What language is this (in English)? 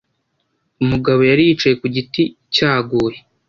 Kinyarwanda